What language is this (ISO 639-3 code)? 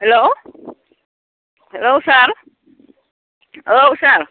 brx